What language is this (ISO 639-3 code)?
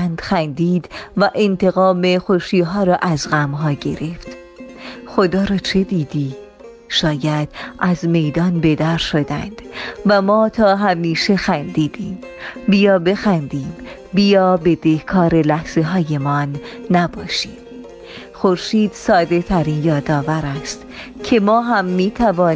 fas